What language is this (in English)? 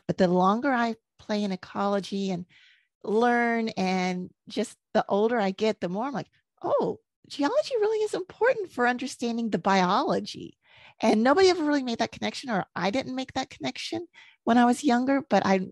English